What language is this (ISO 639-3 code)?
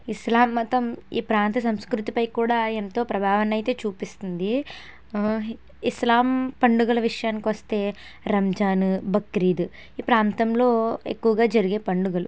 tel